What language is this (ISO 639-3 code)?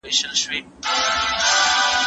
pus